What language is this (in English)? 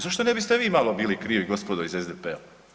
Croatian